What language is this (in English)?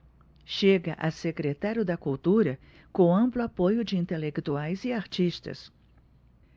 Portuguese